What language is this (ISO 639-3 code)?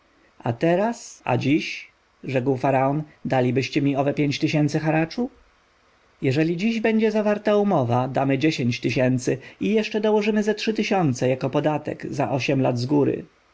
pol